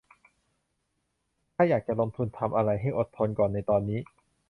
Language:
Thai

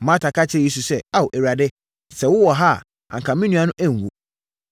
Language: Akan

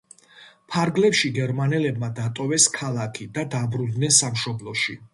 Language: Georgian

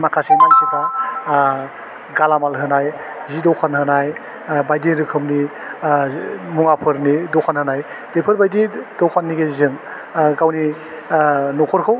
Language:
Bodo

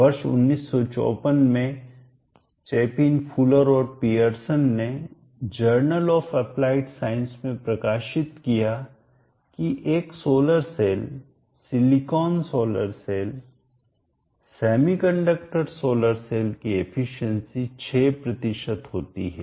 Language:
Hindi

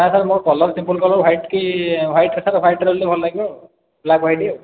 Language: Odia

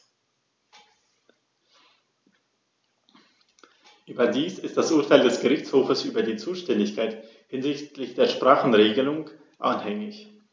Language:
German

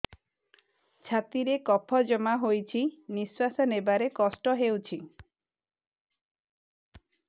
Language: Odia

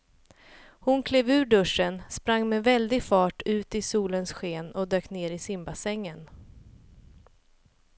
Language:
Swedish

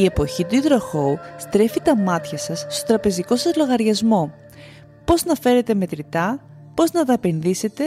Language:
Greek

